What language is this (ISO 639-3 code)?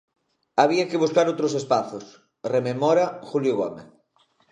glg